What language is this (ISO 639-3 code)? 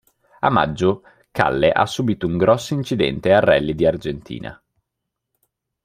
ita